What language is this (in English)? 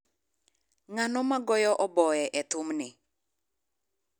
Luo (Kenya and Tanzania)